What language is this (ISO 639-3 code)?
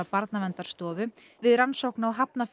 isl